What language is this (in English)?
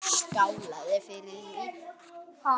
Icelandic